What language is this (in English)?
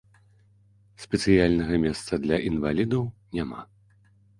Belarusian